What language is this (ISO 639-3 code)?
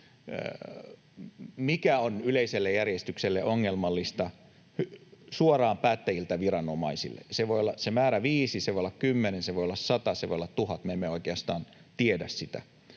fin